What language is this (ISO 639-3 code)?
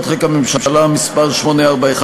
heb